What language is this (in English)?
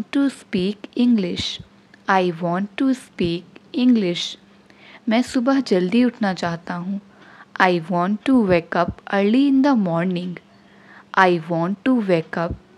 Hindi